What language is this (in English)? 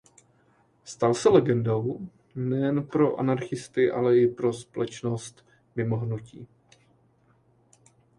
Czech